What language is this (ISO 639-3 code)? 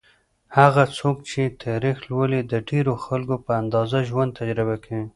pus